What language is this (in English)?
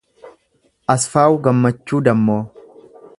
Oromo